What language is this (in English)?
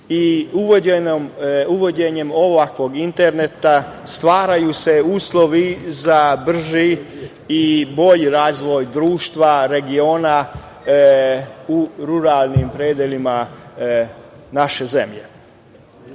Serbian